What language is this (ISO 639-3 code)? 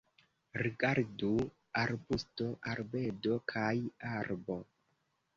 epo